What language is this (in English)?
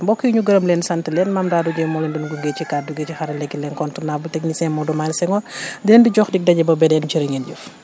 Wolof